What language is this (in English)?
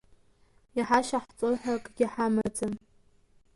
Abkhazian